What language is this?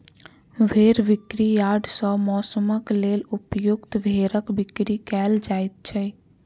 Maithili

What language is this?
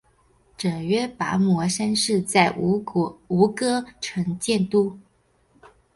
Chinese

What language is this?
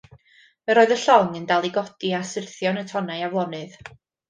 Welsh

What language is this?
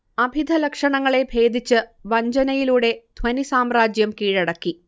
Malayalam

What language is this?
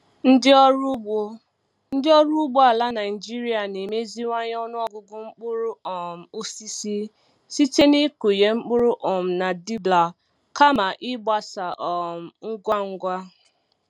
Igbo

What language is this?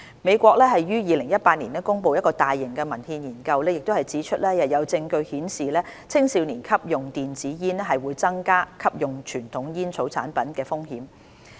Cantonese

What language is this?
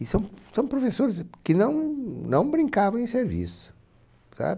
Portuguese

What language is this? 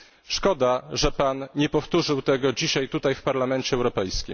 Polish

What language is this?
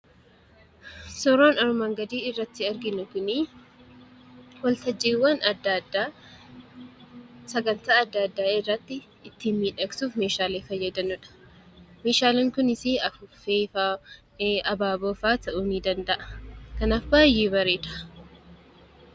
Oromo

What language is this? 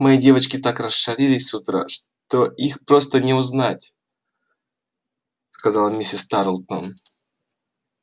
Russian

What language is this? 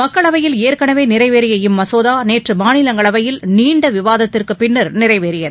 Tamil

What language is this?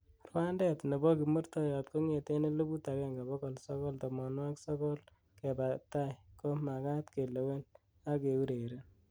Kalenjin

